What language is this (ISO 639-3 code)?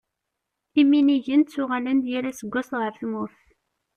kab